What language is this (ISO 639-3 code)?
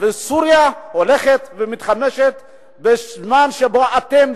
heb